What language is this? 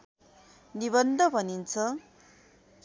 Nepali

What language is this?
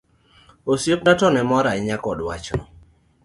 Luo (Kenya and Tanzania)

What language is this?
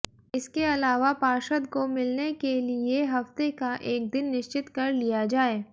Hindi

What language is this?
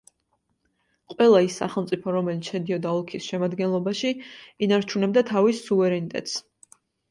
Georgian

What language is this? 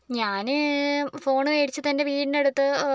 Malayalam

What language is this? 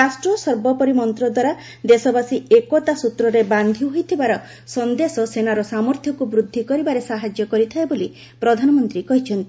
Odia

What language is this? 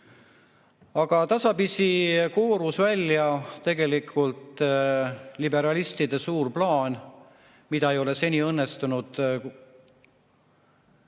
Estonian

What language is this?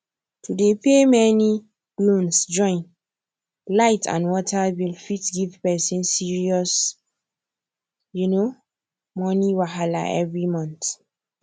Nigerian Pidgin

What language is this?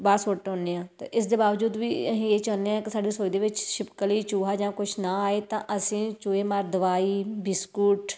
Punjabi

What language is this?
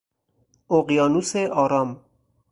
Persian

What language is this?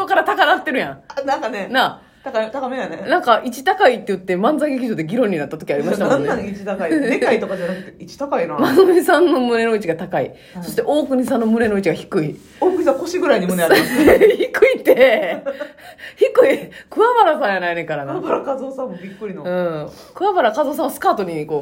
Japanese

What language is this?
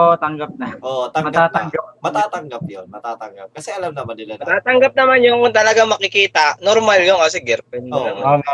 Filipino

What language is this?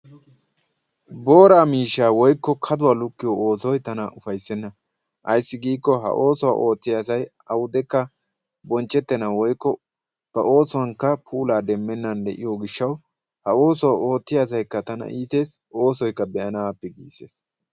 Wolaytta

